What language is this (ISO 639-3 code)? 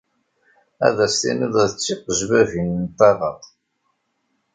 kab